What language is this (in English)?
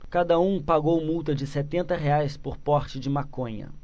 Portuguese